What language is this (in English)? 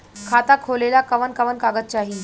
Bhojpuri